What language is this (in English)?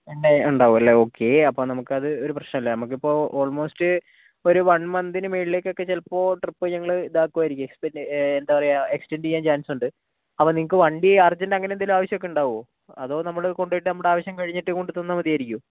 Malayalam